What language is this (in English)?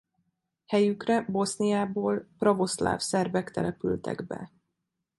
Hungarian